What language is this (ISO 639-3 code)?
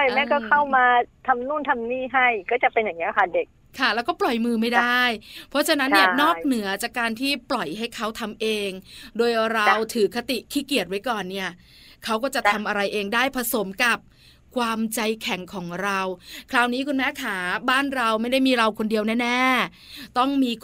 tha